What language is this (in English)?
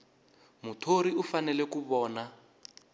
Tsonga